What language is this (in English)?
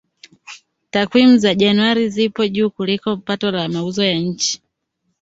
Swahili